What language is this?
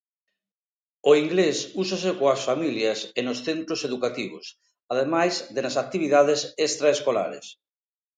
Galician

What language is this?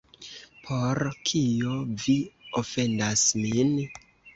Esperanto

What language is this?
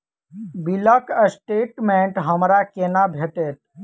Maithili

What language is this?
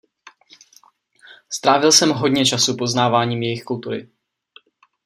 Czech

